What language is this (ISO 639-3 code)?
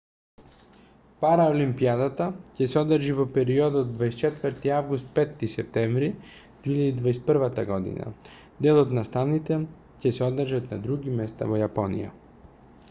mkd